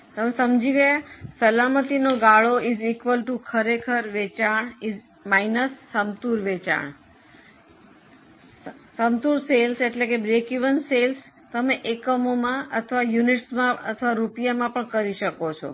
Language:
Gujarati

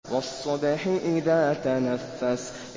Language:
Arabic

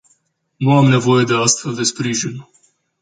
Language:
Romanian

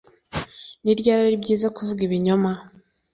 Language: Kinyarwanda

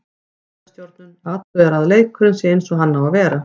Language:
Icelandic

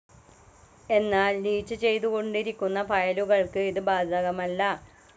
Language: Malayalam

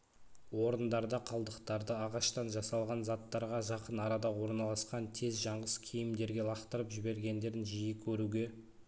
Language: Kazakh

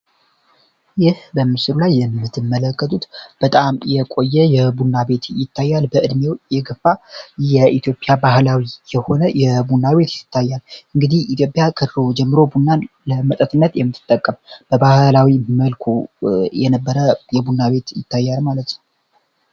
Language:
Amharic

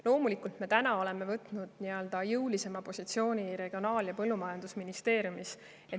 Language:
Estonian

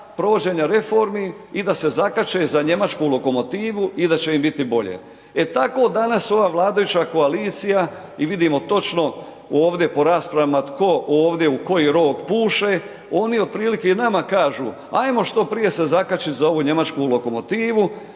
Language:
Croatian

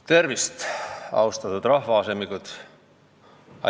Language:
Estonian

